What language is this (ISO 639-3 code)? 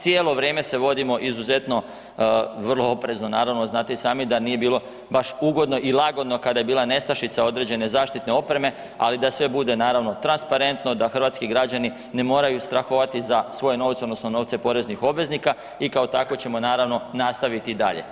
hrv